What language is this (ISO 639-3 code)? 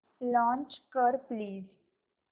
mar